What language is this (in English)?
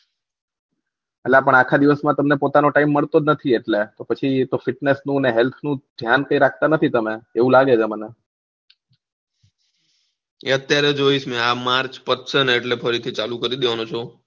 Gujarati